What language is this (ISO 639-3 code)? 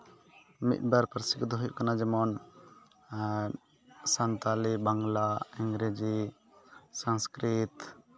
sat